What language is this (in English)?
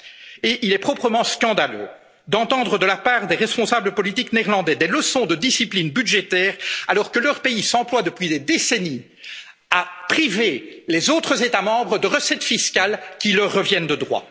French